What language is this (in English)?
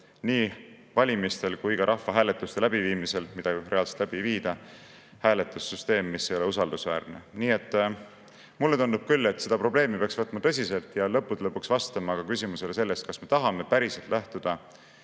Estonian